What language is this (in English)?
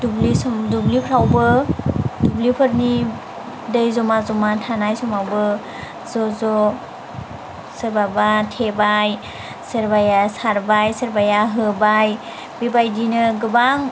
Bodo